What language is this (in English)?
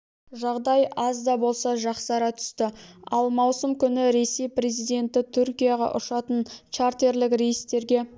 Kazakh